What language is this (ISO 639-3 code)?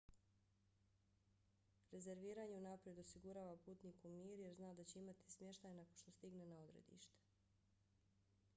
bos